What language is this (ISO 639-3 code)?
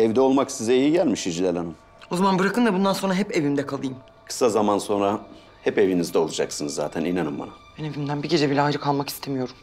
tur